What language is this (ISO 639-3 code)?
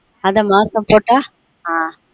tam